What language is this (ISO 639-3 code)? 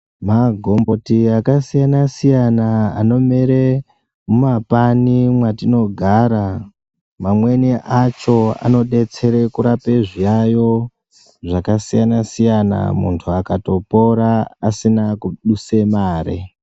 ndc